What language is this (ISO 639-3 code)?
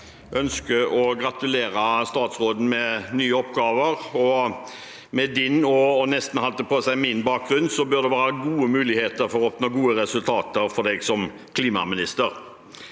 nor